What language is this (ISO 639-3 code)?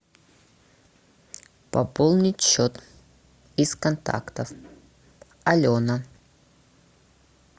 rus